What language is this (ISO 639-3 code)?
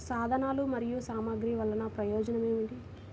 tel